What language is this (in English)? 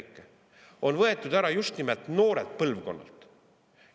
Estonian